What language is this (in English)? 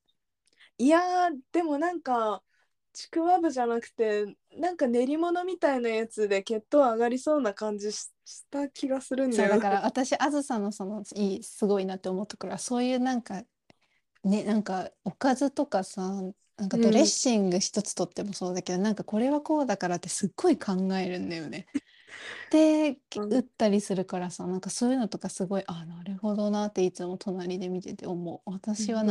Japanese